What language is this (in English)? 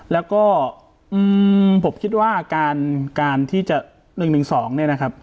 Thai